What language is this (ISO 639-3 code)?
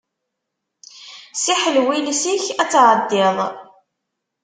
kab